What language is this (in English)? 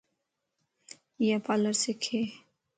Lasi